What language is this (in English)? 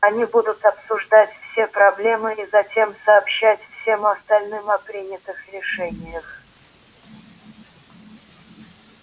Russian